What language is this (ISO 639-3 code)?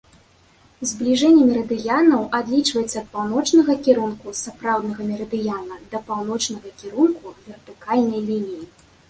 bel